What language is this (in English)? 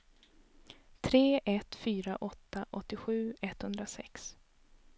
Swedish